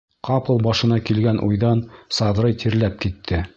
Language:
Bashkir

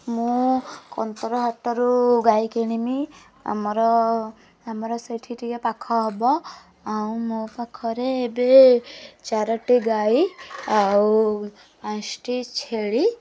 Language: Odia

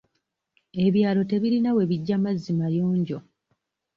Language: Ganda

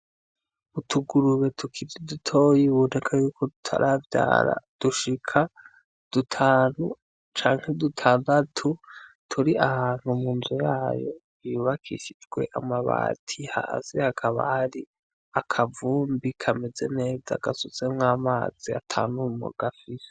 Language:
Rundi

